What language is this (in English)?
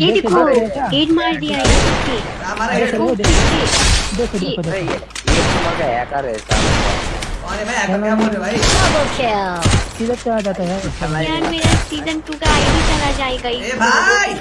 Hindi